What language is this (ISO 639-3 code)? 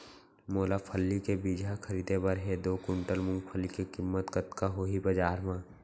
hne